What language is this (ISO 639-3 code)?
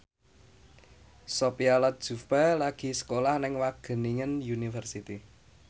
jav